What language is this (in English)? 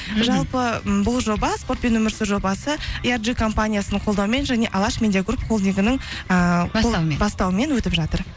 Kazakh